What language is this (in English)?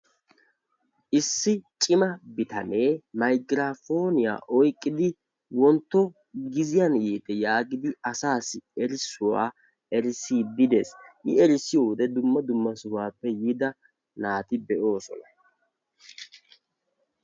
Wolaytta